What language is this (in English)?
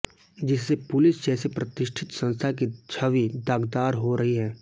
Hindi